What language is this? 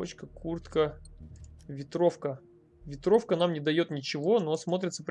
Russian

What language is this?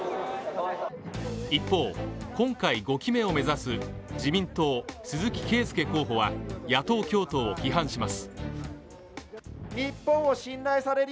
Japanese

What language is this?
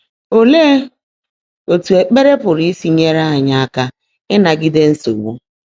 Igbo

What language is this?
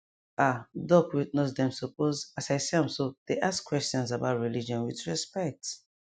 Nigerian Pidgin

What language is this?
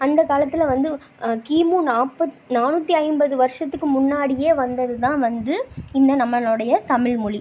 Tamil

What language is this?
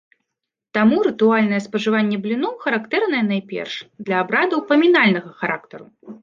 Belarusian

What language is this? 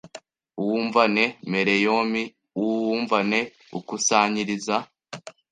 Kinyarwanda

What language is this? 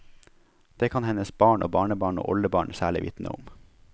Norwegian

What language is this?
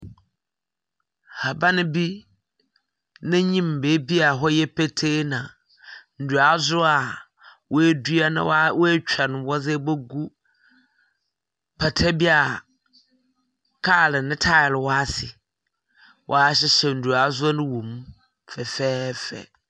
Akan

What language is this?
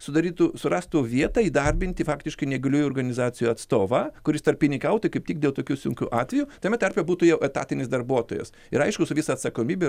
Lithuanian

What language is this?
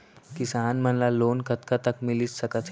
Chhattisgarhi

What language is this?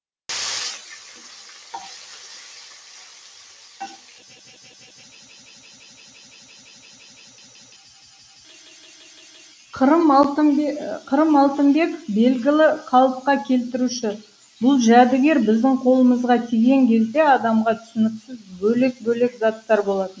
Kazakh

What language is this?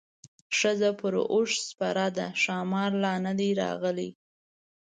Pashto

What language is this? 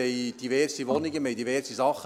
Swiss German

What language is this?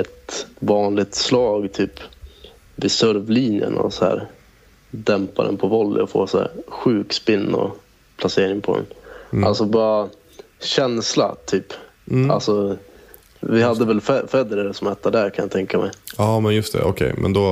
Swedish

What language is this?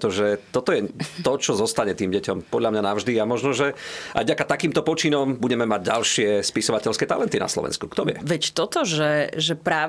Slovak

